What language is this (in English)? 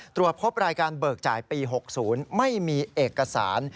Thai